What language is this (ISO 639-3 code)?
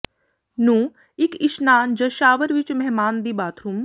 pan